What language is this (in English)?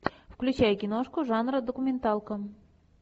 Russian